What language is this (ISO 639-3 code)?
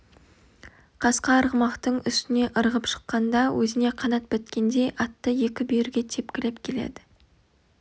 kaz